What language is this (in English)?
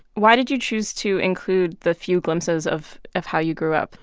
English